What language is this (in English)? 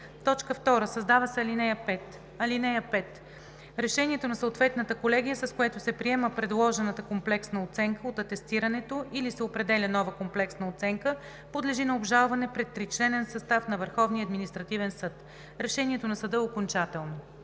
Bulgarian